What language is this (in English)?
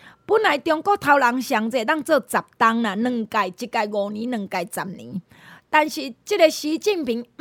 Chinese